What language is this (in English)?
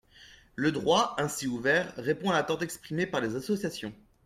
French